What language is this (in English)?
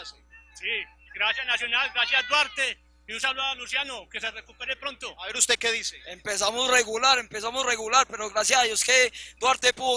Spanish